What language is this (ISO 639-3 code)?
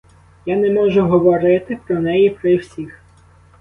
ukr